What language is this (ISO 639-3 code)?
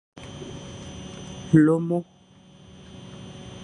fan